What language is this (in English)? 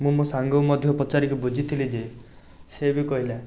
Odia